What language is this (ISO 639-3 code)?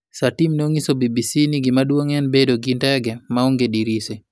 luo